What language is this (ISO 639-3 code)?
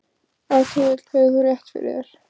isl